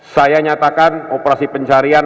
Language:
Indonesian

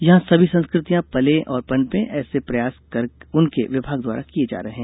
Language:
Hindi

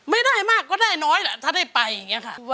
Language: Thai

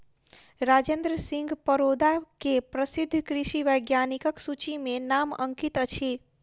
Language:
Maithili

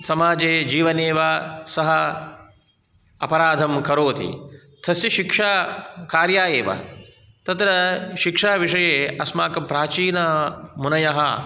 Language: Sanskrit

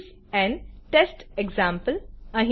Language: Gujarati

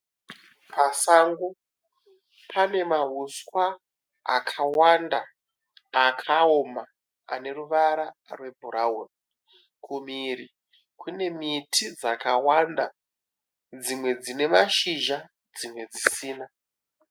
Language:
Shona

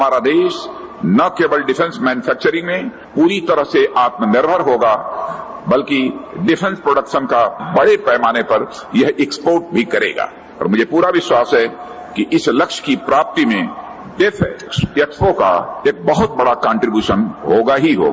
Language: Hindi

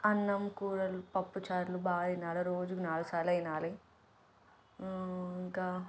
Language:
Telugu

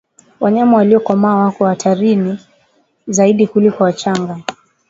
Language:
Swahili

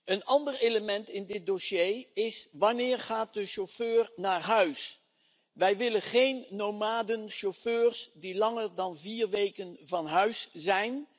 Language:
Dutch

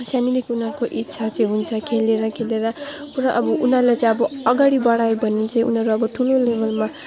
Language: Nepali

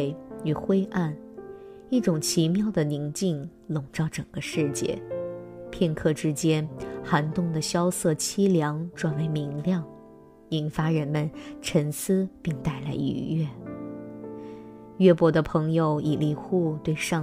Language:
Chinese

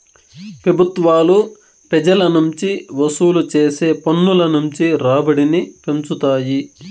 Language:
Telugu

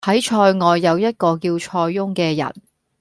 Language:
Cantonese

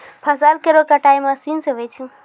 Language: Maithili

